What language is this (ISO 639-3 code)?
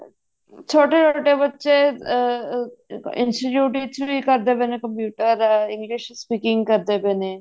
pan